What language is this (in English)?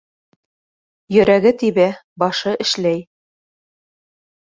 Bashkir